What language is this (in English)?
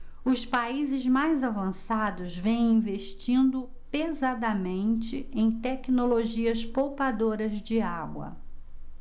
Portuguese